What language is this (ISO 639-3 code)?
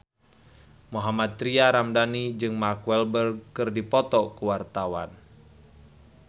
sun